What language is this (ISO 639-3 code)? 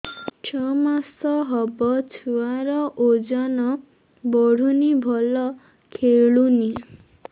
ori